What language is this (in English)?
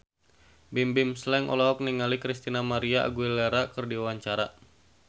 Sundanese